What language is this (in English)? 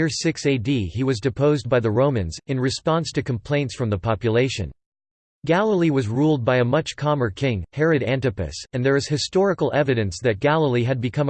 English